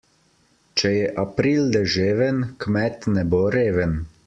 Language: Slovenian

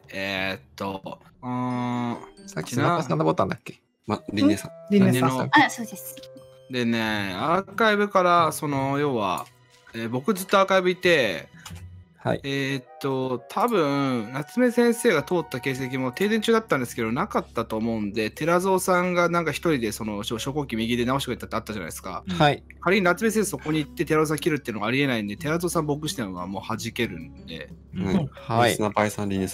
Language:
Japanese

